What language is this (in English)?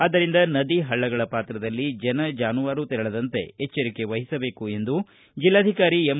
Kannada